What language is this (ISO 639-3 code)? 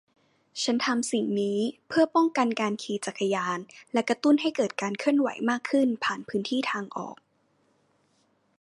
tha